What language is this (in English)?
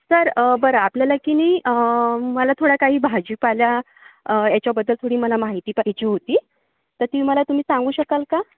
Marathi